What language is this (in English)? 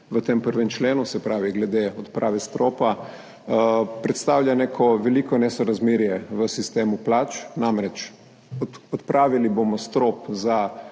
Slovenian